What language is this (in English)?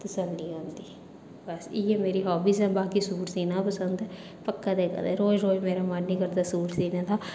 Dogri